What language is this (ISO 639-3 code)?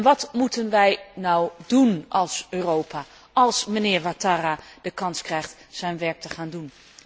nld